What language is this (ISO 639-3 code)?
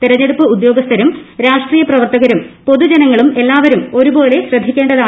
mal